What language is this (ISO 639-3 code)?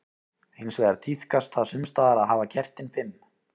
isl